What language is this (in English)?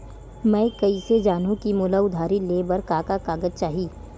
Chhattisgarhi